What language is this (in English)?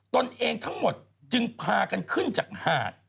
Thai